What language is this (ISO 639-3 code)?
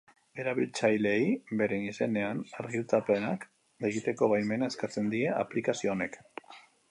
eus